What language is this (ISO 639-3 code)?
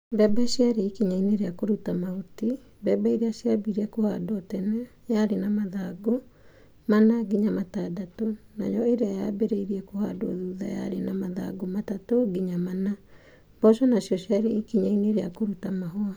kik